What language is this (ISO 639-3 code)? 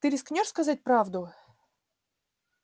rus